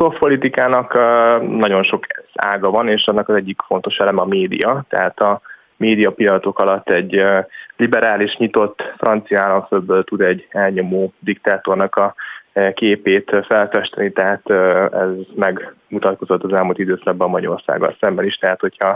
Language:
Hungarian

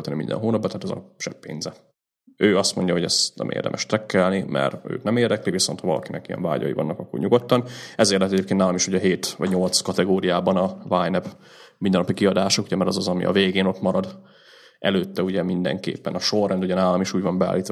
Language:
Hungarian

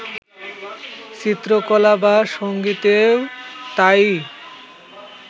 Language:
Bangla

